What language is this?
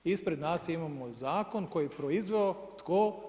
Croatian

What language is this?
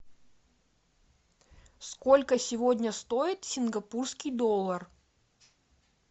Russian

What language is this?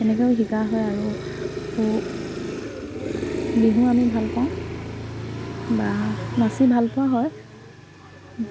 Assamese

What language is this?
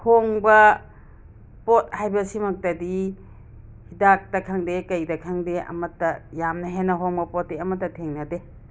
Manipuri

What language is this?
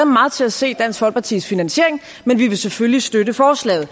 Danish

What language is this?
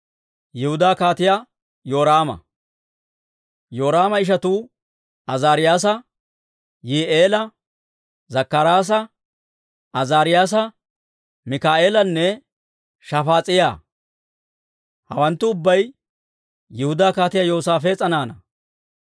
Dawro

